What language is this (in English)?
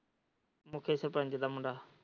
Punjabi